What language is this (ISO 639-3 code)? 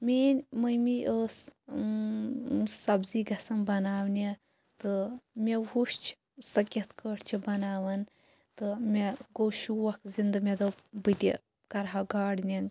kas